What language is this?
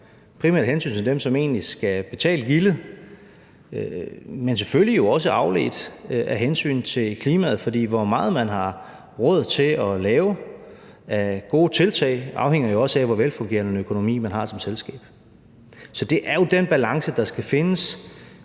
Danish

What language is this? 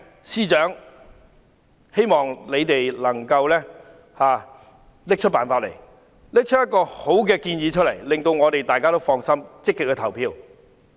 Cantonese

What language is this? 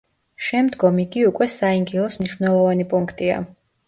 Georgian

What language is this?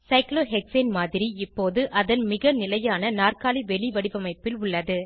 Tamil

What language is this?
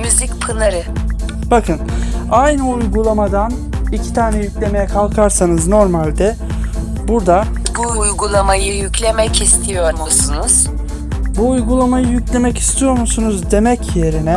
Turkish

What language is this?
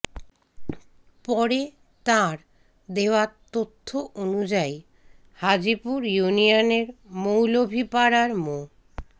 Bangla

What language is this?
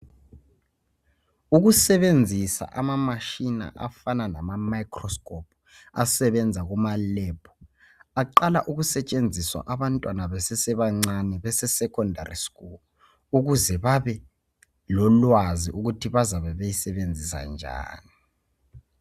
North Ndebele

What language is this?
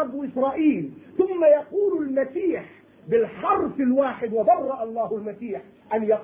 Arabic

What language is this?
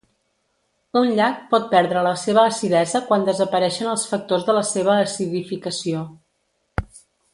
Catalan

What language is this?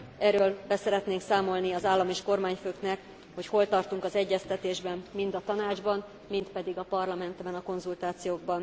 Hungarian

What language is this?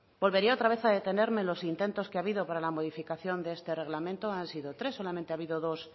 Spanish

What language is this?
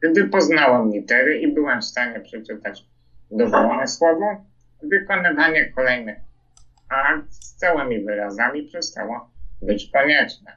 Polish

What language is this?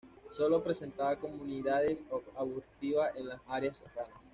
Spanish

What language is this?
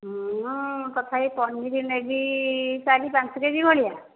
Odia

